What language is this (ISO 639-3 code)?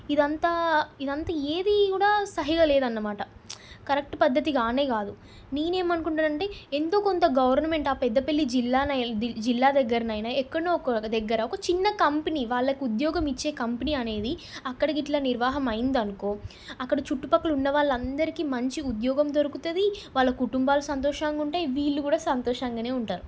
tel